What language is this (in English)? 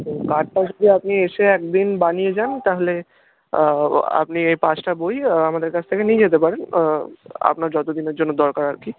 Bangla